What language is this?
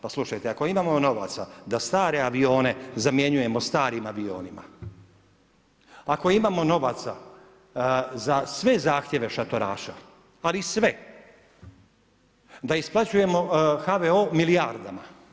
Croatian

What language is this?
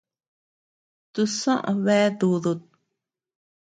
Tepeuxila Cuicatec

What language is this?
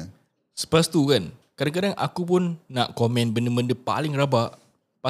Malay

